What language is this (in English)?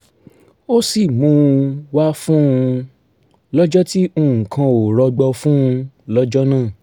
Yoruba